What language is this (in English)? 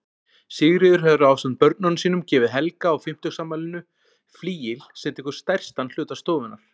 Icelandic